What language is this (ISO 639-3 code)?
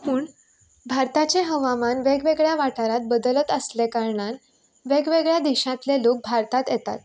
kok